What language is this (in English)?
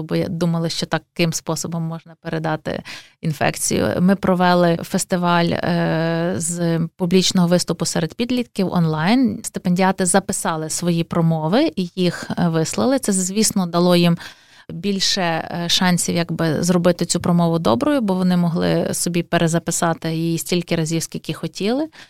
Ukrainian